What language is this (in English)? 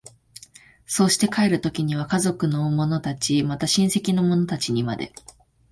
Japanese